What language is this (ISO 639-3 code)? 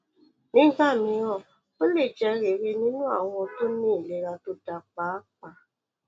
yor